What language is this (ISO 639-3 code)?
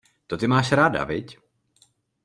ces